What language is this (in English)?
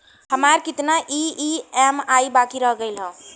Bhojpuri